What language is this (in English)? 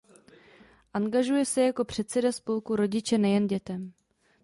Czech